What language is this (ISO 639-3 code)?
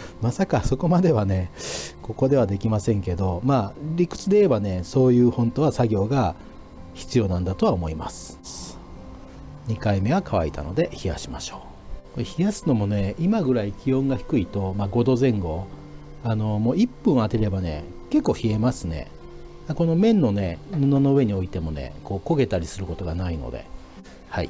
jpn